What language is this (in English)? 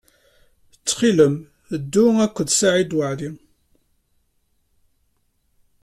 Kabyle